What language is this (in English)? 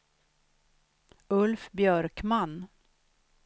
Swedish